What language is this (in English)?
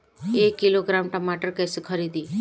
Bhojpuri